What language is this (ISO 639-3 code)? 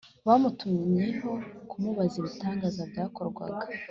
kin